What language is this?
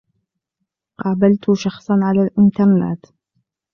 Arabic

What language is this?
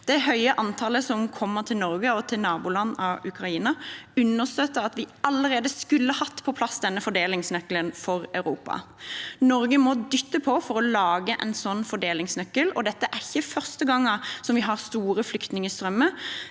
Norwegian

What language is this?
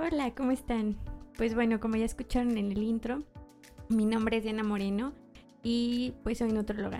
Spanish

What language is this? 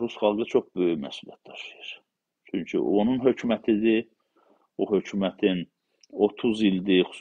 Turkish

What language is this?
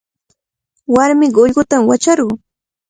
Cajatambo North Lima Quechua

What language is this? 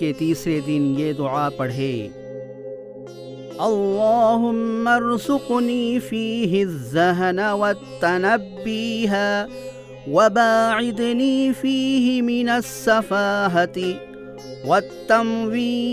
Urdu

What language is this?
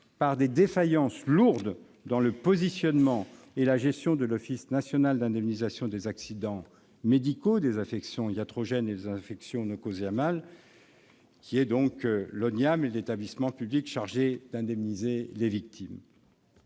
French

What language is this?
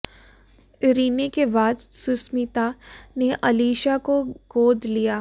Hindi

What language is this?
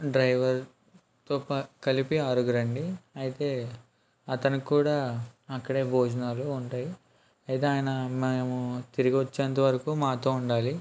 Telugu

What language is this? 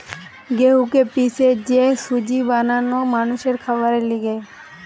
Bangla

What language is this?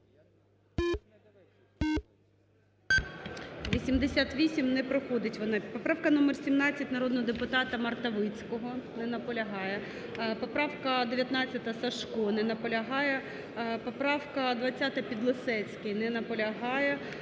Ukrainian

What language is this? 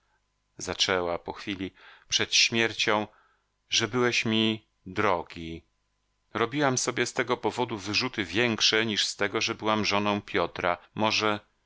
Polish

